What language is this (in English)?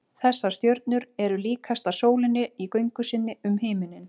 Icelandic